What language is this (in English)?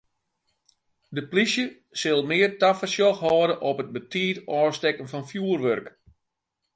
Western Frisian